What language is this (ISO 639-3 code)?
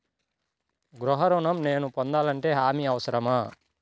tel